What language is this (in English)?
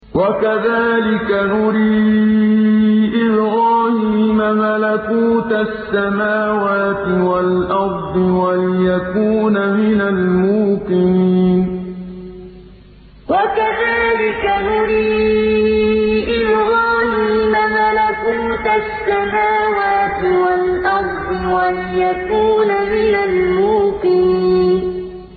Arabic